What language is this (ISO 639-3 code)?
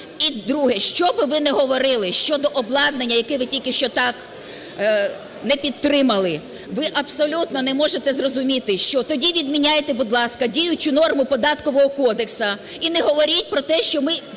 ukr